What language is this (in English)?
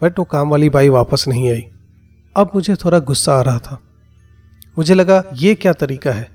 Hindi